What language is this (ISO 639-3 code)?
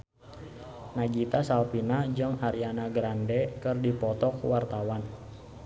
sun